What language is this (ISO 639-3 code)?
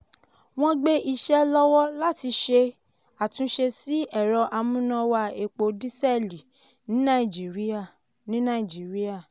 yor